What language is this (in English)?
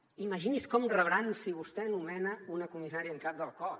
Catalan